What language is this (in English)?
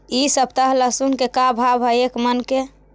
Magahi